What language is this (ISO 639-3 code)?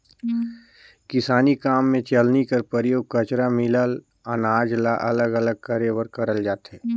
hne